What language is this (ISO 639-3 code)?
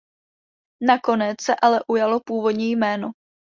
ces